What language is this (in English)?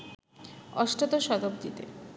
Bangla